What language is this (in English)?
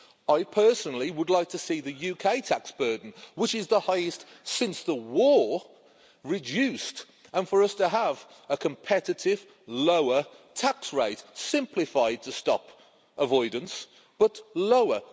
English